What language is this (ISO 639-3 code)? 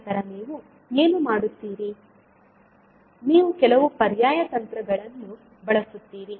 kan